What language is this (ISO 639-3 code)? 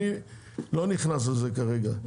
heb